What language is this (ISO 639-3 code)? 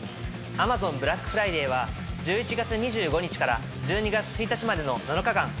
jpn